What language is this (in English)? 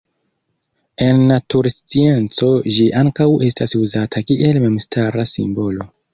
Esperanto